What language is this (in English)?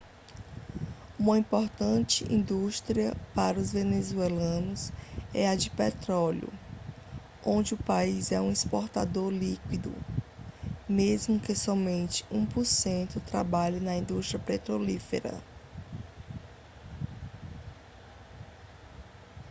Portuguese